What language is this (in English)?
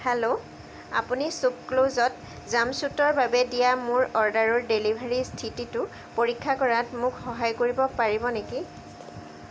Assamese